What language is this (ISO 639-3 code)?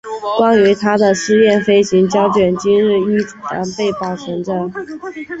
zho